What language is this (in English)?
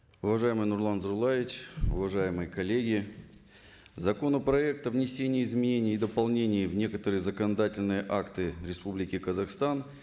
Kazakh